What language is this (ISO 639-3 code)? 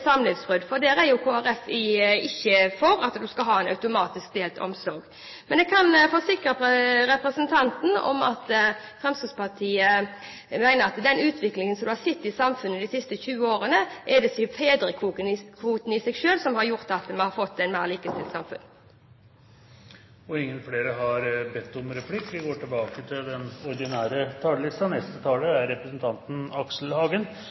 nor